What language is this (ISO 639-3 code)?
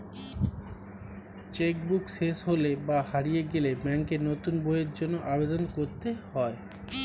ben